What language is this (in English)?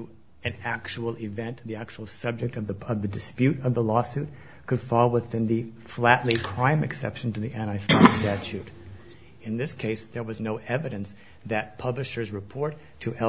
English